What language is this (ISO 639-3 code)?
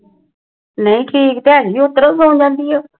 pan